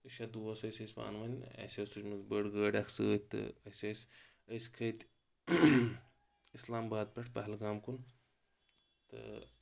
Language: Kashmiri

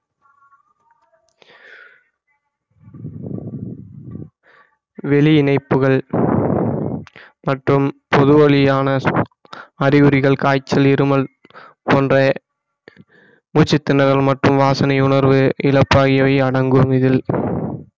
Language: Tamil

